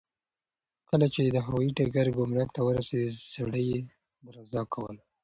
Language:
Pashto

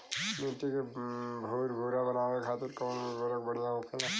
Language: Bhojpuri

